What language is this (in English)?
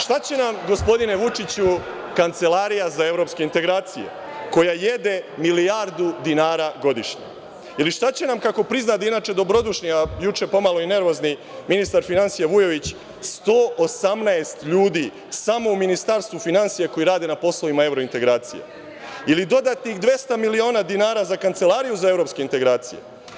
Serbian